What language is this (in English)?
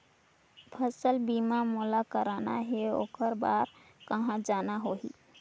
Chhattisgarhi